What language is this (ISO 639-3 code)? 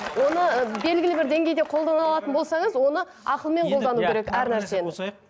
kaz